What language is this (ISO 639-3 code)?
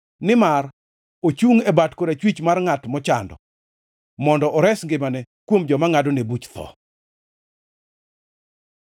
luo